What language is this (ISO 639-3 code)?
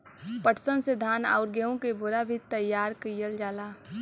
bho